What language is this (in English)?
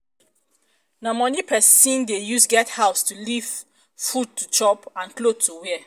Nigerian Pidgin